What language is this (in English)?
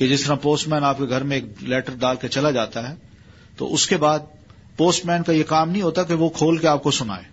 Urdu